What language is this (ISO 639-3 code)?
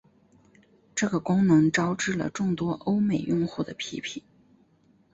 zho